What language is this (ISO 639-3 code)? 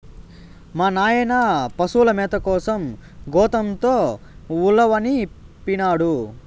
tel